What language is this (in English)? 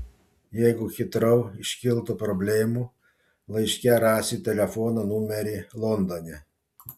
Lithuanian